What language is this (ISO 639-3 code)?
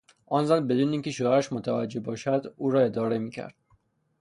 fas